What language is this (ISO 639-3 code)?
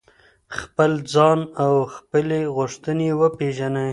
pus